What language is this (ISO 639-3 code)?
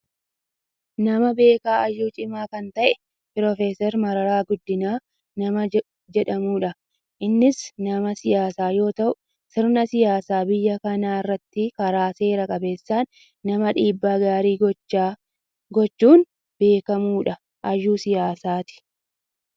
orm